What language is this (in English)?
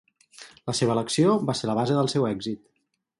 Catalan